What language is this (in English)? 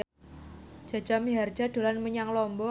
Javanese